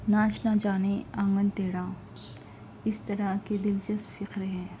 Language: Urdu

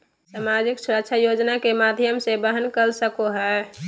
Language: Magahi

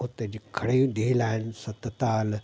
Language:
Sindhi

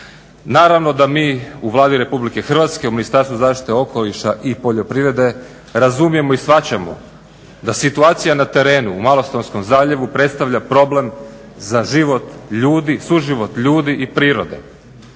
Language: Croatian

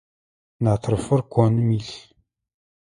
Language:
Adyghe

